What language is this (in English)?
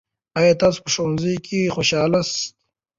Pashto